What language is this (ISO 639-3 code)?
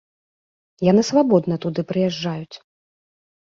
bel